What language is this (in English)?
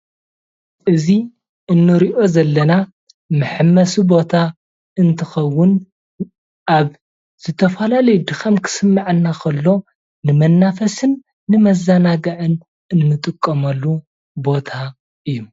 Tigrinya